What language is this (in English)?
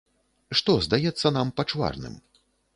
Belarusian